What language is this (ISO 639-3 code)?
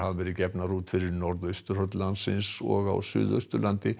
isl